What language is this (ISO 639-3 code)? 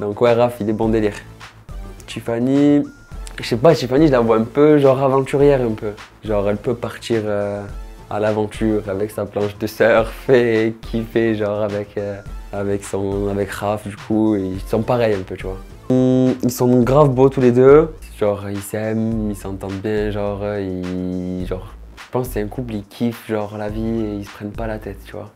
fra